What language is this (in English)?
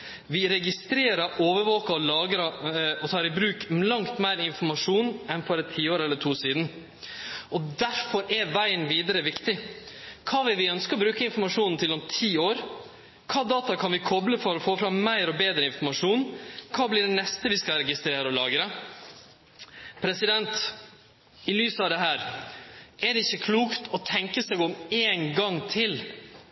Norwegian Nynorsk